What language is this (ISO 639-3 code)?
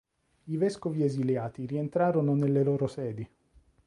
ita